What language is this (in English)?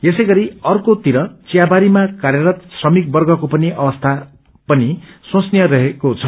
Nepali